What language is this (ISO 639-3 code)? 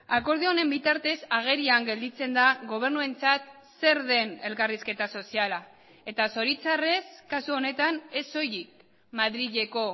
eus